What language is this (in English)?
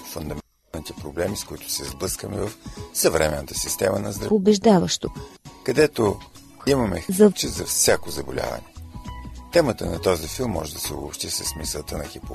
Bulgarian